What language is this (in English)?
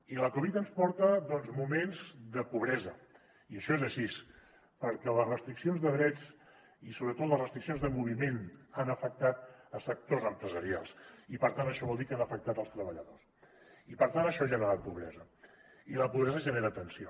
Catalan